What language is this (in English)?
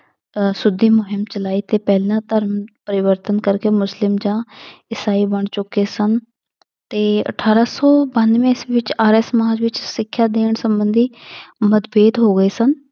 Punjabi